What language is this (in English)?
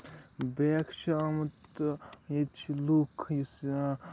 Kashmiri